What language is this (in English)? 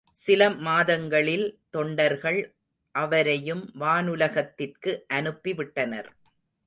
Tamil